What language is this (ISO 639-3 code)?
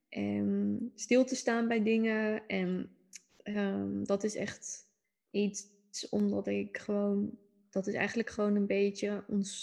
nld